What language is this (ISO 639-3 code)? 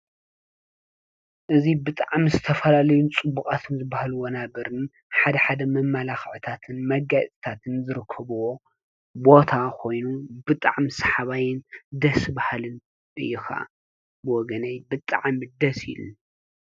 tir